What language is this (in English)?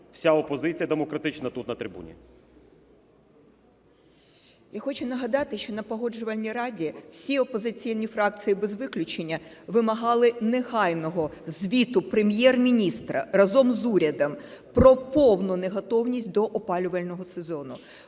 Ukrainian